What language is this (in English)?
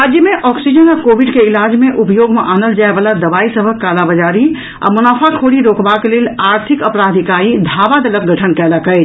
Maithili